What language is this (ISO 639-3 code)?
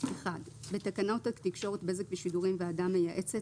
heb